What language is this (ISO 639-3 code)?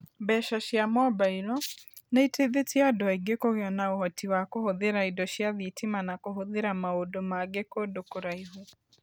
kik